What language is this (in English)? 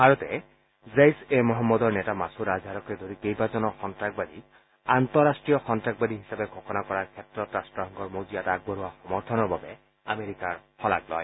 Assamese